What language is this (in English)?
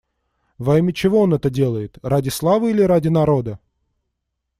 Russian